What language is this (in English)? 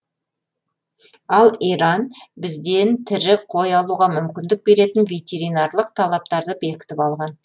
Kazakh